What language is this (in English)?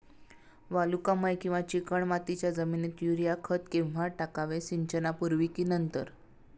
Marathi